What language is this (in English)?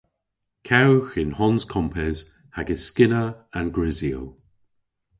Cornish